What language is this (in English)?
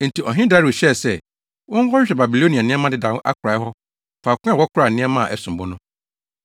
Akan